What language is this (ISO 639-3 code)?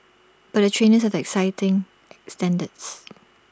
eng